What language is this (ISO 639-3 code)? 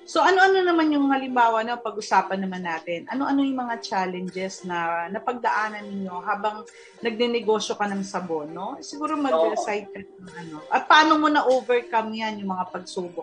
fil